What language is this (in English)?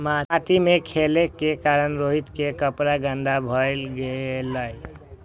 Maithili